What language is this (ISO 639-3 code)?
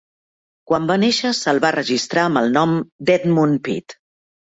cat